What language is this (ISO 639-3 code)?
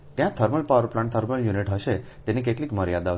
guj